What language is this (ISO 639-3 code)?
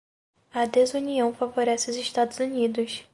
por